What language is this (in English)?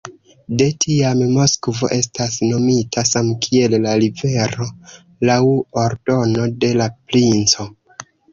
Esperanto